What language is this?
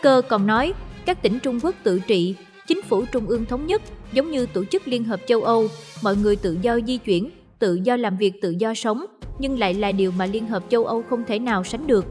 Vietnamese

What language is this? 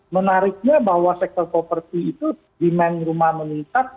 Indonesian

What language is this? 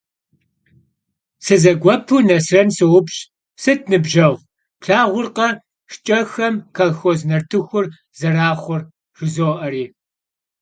Kabardian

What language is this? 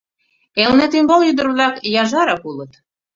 Mari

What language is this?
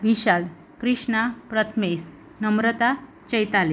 Gujarati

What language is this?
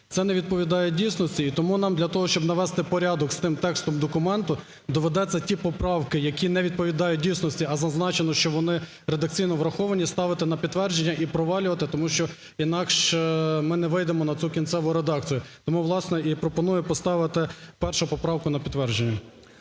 Ukrainian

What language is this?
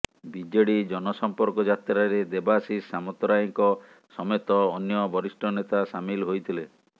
Odia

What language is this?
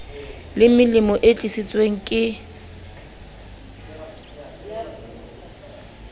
Southern Sotho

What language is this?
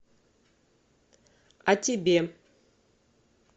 Russian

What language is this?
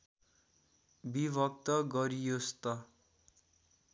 Nepali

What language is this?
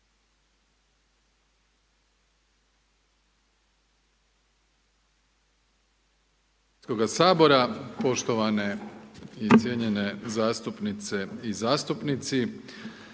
Croatian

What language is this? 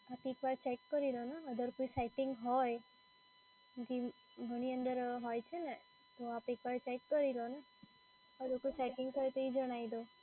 Gujarati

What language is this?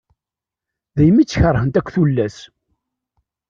Kabyle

